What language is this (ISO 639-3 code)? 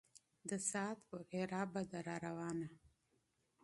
pus